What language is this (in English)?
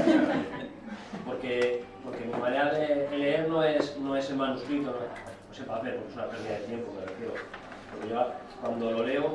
Spanish